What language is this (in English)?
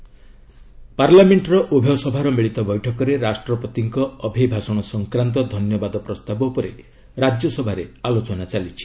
Odia